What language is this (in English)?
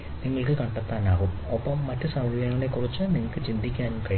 Malayalam